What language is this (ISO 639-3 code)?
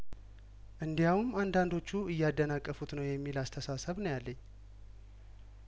amh